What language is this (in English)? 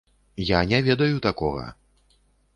Belarusian